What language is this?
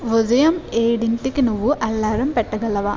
Telugu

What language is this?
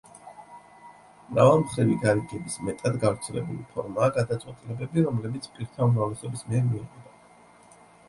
Georgian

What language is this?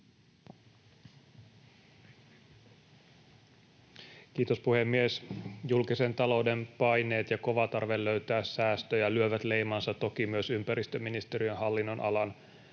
Finnish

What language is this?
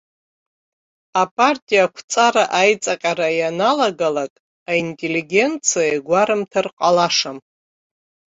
Abkhazian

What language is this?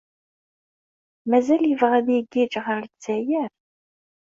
Kabyle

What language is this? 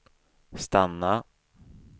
Swedish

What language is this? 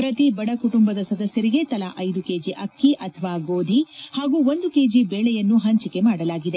Kannada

